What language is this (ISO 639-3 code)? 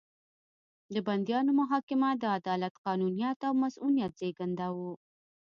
pus